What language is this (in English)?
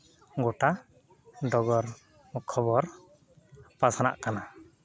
Santali